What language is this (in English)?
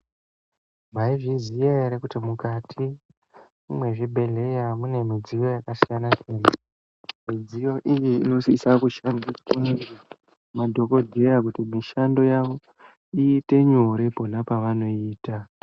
Ndau